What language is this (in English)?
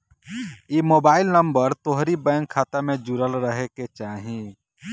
Bhojpuri